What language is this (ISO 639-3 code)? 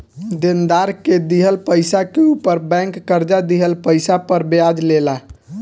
bho